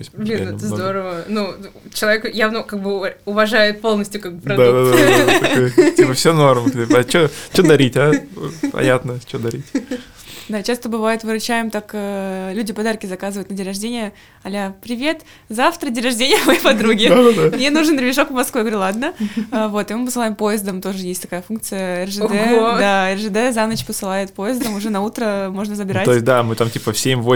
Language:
Russian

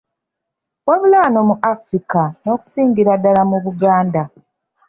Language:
Ganda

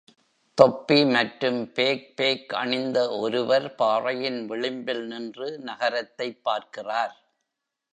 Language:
Tamil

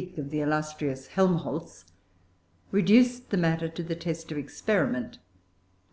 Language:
English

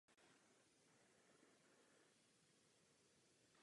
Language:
Czech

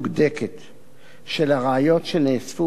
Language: Hebrew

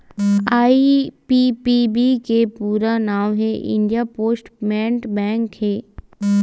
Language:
Chhattisgarhi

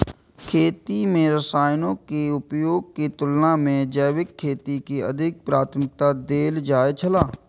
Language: Maithili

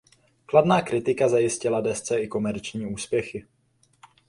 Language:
Czech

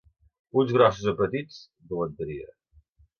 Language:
Catalan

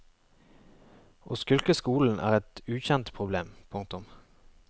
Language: Norwegian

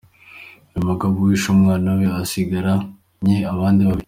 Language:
Kinyarwanda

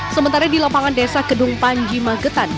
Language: Indonesian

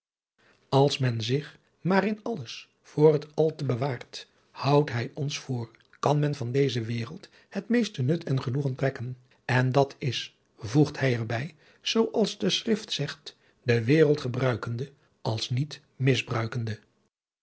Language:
Dutch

